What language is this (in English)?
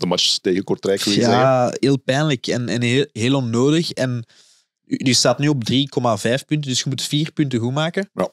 Dutch